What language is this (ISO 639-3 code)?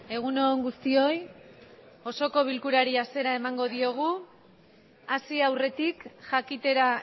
eus